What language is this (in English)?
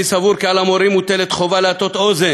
Hebrew